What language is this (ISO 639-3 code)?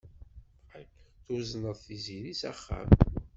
kab